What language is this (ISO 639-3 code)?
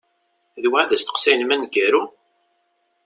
kab